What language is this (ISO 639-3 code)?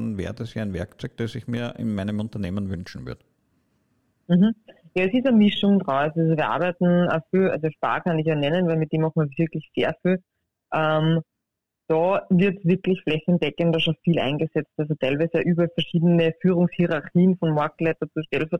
deu